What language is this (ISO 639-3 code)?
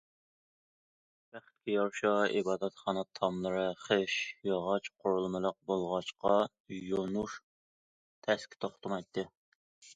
uig